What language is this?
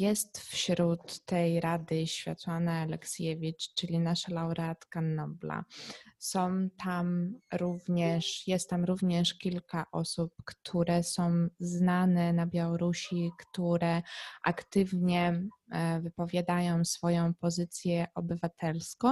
Polish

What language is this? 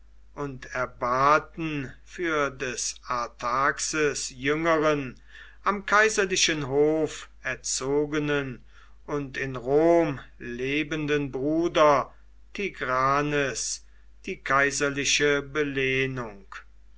German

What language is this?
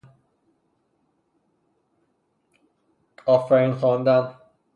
Persian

